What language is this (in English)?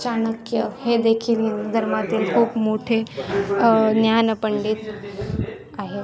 Marathi